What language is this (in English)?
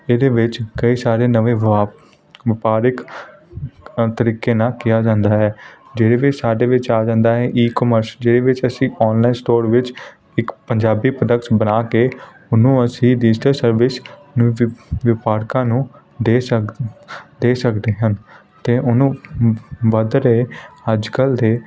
Punjabi